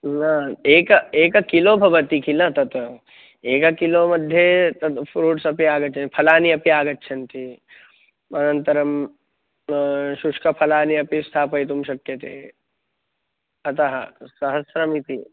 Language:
Sanskrit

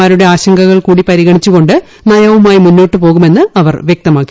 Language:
Malayalam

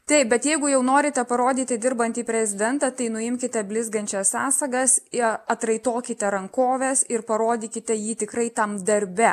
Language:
Lithuanian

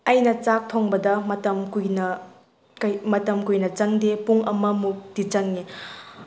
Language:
Manipuri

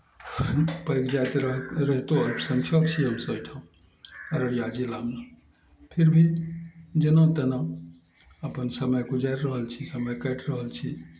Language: Maithili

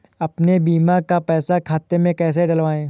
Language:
Hindi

